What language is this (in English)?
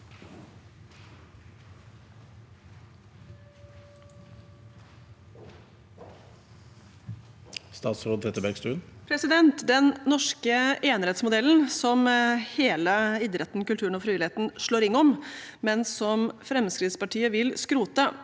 Norwegian